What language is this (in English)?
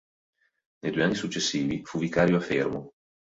Italian